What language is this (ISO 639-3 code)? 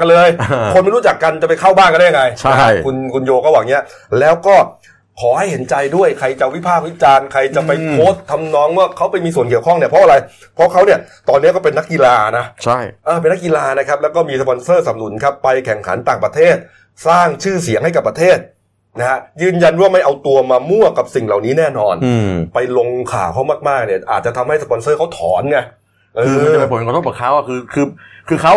tha